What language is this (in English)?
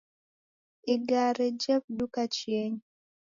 Taita